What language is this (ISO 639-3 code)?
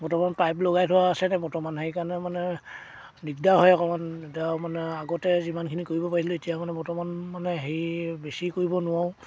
asm